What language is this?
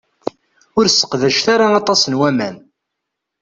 Kabyle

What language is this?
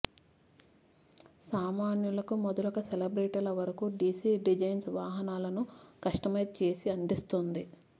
Telugu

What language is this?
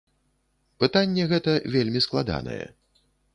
Belarusian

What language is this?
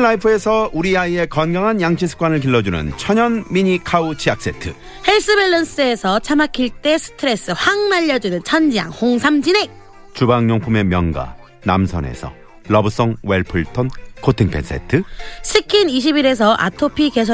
Korean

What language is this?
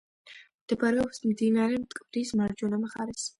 Georgian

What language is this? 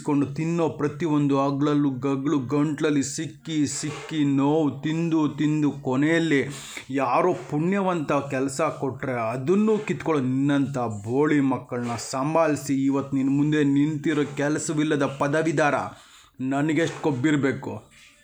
Kannada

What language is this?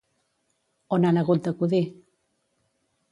Catalan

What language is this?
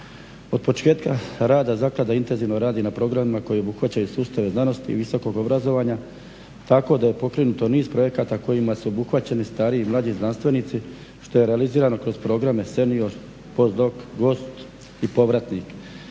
Croatian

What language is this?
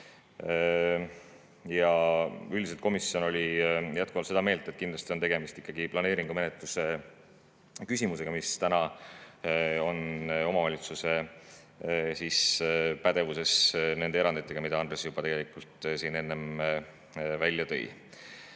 Estonian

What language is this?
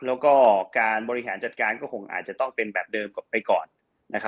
Thai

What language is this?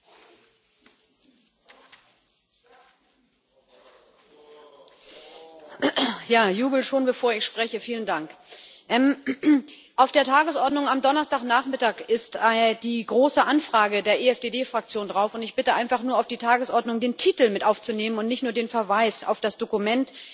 German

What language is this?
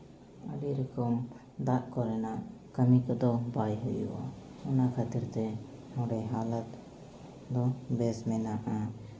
Santali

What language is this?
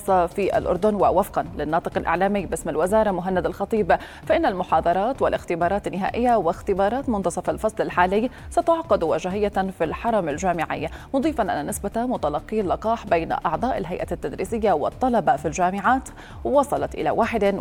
Arabic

